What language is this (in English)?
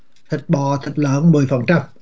Vietnamese